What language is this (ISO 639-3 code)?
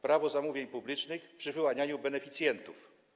pol